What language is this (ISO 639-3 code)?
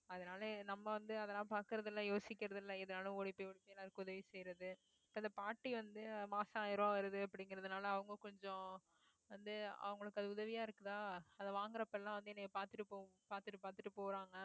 tam